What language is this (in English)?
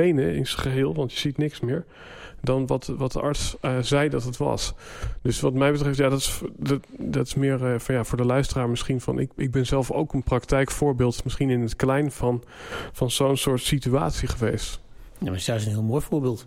Dutch